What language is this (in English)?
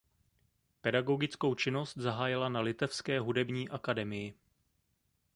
Czech